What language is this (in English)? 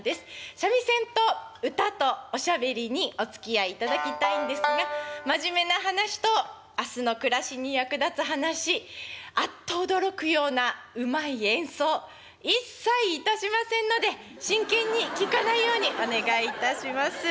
Japanese